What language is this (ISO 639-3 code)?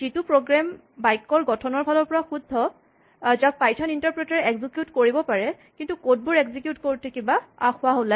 asm